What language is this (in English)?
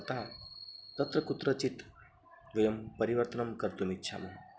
Sanskrit